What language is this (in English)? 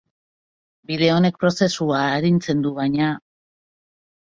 Basque